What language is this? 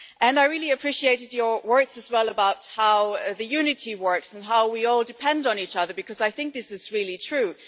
English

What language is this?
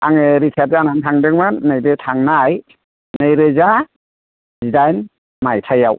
Bodo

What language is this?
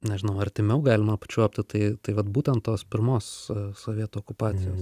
Lithuanian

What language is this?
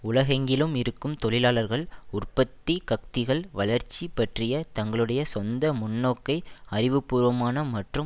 Tamil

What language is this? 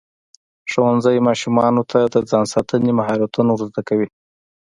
Pashto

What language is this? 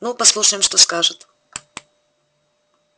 Russian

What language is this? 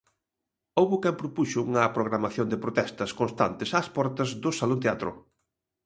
Galician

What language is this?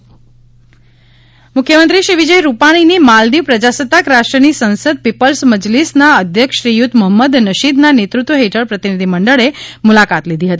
Gujarati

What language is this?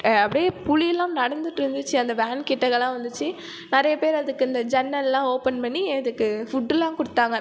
Tamil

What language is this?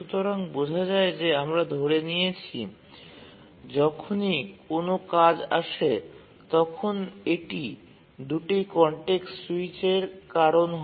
Bangla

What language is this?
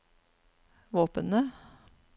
Norwegian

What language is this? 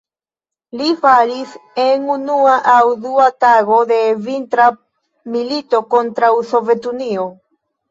Esperanto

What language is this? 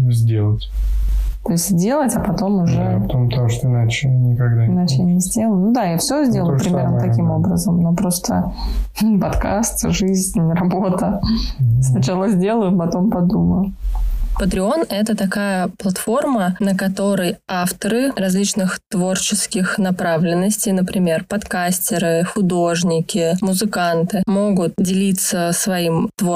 Russian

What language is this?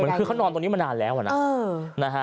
Thai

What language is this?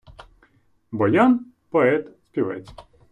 Ukrainian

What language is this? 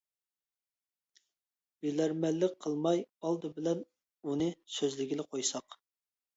Uyghur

